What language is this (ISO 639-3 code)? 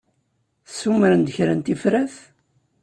kab